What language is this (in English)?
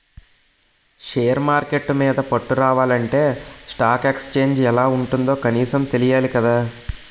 Telugu